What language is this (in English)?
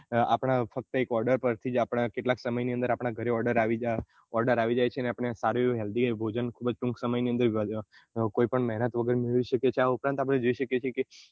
Gujarati